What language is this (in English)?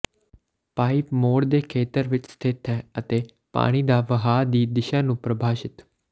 Punjabi